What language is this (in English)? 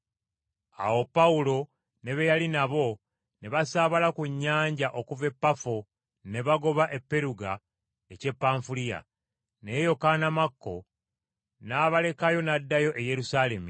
Ganda